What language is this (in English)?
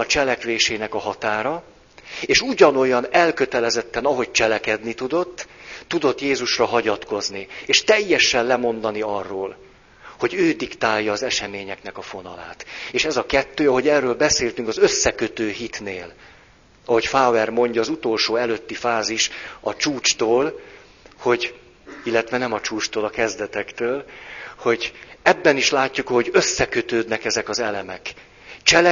Hungarian